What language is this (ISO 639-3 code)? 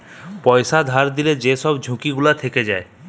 ben